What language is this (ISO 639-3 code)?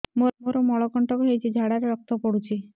ori